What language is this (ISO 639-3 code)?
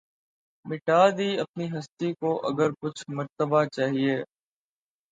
urd